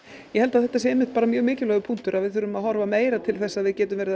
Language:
Icelandic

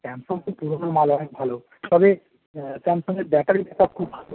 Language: Bangla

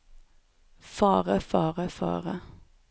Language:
Norwegian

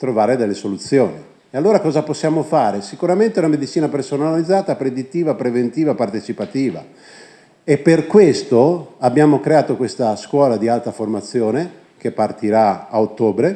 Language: Italian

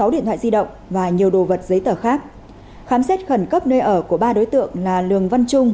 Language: Vietnamese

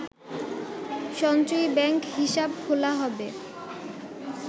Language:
Bangla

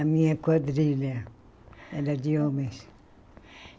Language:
Portuguese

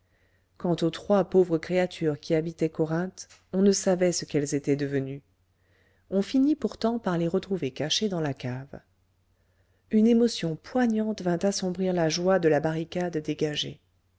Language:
French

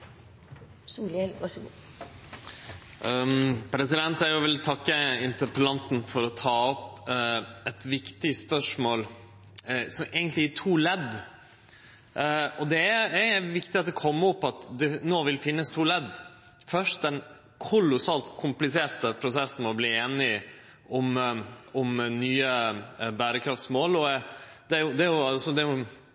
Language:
Norwegian Nynorsk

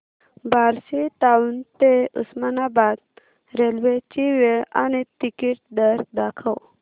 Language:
Marathi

